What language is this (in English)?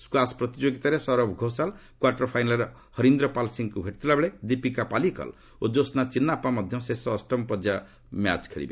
Odia